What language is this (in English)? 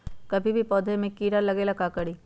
Magahi